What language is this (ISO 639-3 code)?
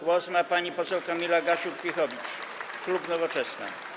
pol